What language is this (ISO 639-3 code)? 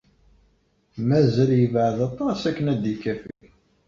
kab